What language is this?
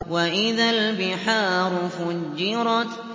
Arabic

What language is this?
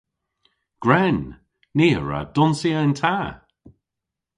Cornish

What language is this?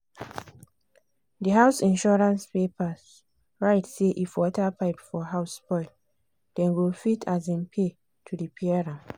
Nigerian Pidgin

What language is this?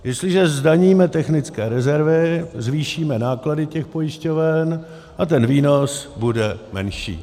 Czech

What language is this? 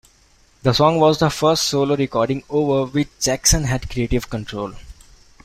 English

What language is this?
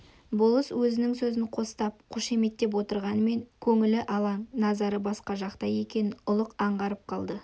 Kazakh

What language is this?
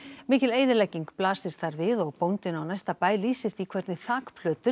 Icelandic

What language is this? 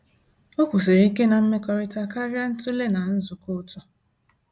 Igbo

